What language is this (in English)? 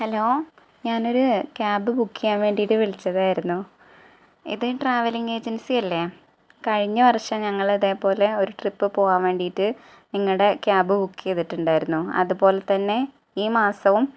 Malayalam